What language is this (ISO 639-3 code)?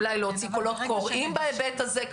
heb